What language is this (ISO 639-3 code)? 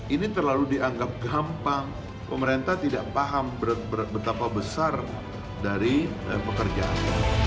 ind